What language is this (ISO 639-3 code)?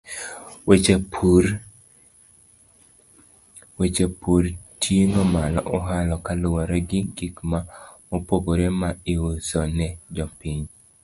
luo